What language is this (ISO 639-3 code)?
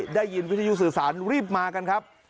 tha